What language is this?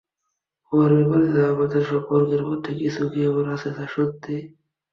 Bangla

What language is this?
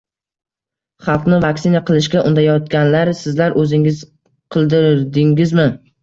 Uzbek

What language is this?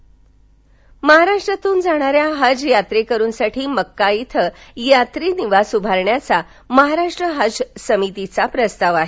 Marathi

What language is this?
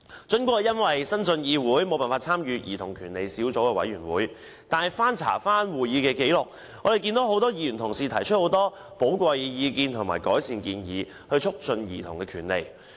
Cantonese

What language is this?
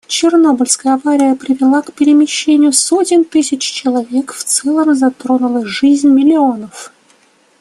Russian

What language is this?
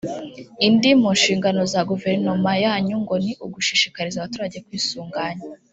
Kinyarwanda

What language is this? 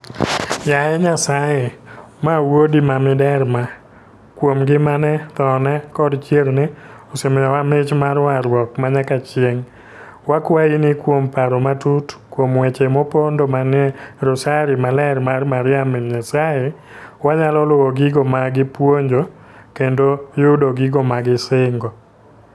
Luo (Kenya and Tanzania)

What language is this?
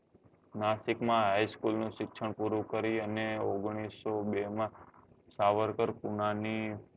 Gujarati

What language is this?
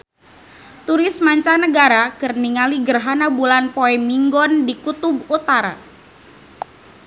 Sundanese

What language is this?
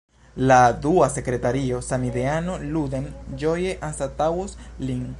Esperanto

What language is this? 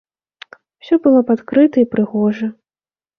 Belarusian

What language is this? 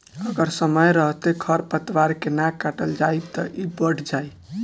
Bhojpuri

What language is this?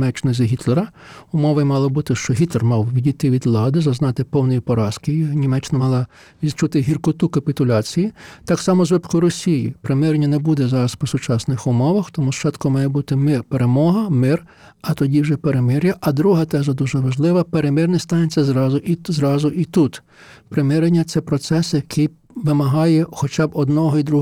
Ukrainian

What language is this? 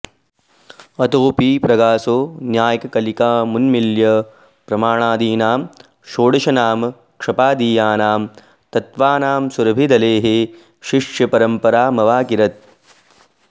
Sanskrit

